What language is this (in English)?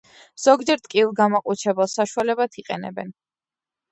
Georgian